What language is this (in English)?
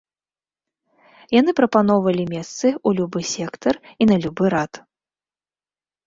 Belarusian